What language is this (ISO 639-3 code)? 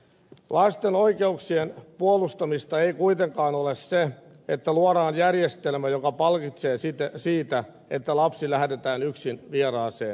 fin